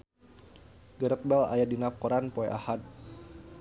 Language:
Sundanese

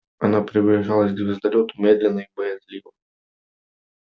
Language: Russian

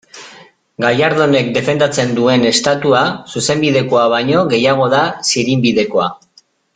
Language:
Basque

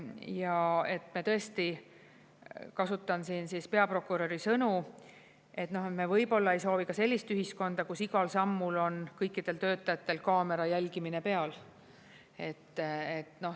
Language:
Estonian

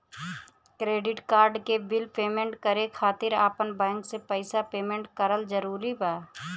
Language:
Bhojpuri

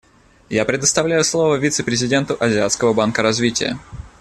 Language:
Russian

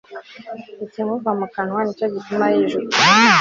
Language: Kinyarwanda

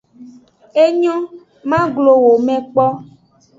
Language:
Aja (Benin)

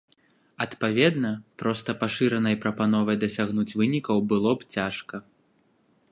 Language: Belarusian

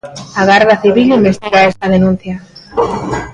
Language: Galician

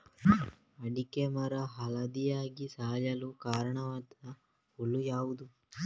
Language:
Kannada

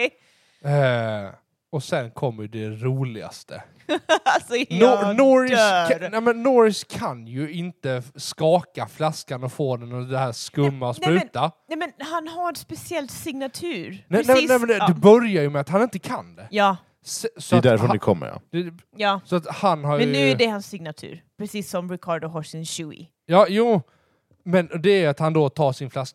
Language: Swedish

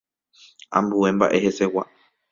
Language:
Guarani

